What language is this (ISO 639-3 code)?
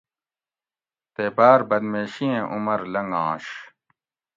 gwc